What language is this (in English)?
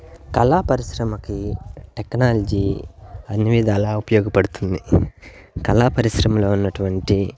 Telugu